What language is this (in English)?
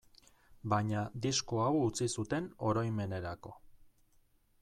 Basque